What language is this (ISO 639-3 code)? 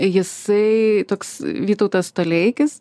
lit